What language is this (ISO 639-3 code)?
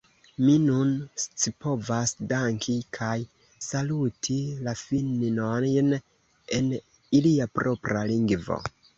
epo